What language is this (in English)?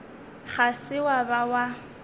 Northern Sotho